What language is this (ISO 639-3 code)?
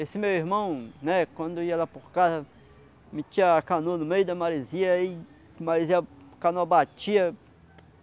por